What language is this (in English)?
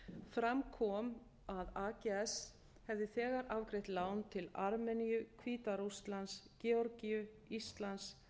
Icelandic